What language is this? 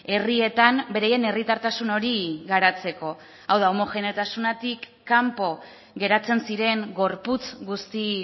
Basque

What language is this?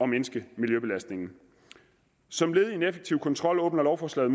Danish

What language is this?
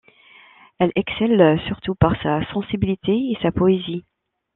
French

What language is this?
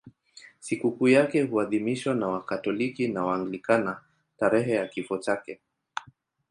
Swahili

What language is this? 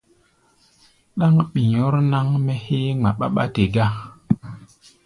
Gbaya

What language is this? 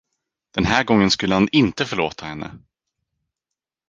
Swedish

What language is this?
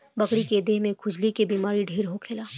Bhojpuri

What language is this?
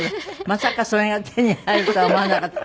Japanese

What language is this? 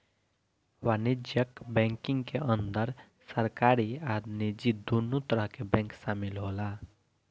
Bhojpuri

